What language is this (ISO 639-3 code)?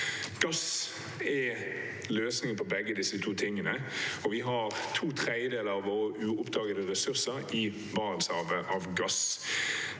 nor